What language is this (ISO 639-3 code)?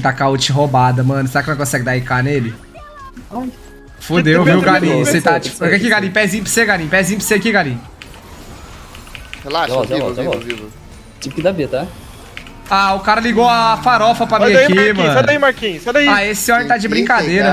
por